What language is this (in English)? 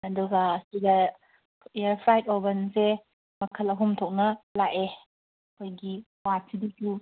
Manipuri